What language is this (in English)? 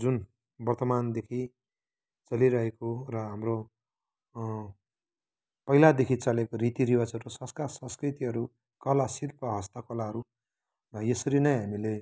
Nepali